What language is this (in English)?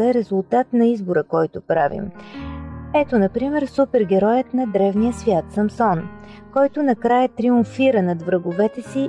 Bulgarian